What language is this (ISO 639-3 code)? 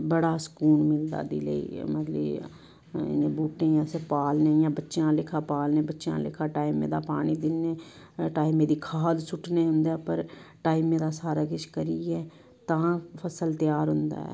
doi